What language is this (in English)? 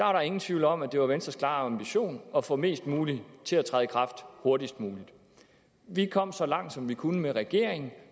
Danish